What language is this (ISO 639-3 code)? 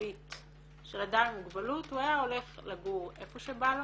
heb